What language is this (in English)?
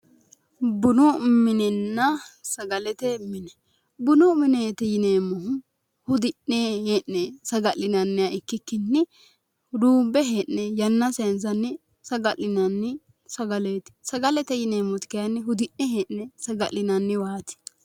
Sidamo